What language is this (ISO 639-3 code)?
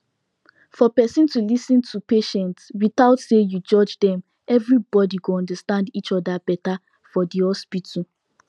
pcm